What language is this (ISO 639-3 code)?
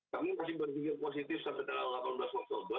ind